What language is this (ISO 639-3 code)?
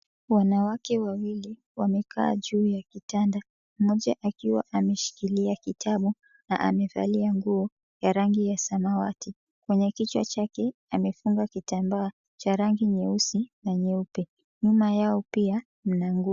swa